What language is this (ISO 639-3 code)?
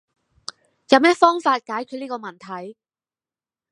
yue